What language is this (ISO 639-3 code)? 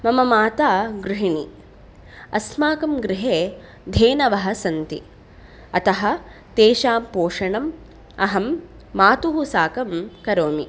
san